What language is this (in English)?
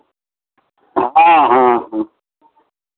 Maithili